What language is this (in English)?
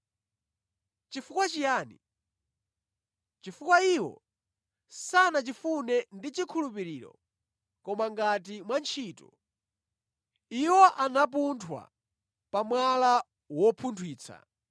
Nyanja